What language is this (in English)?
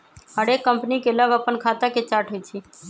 Magahi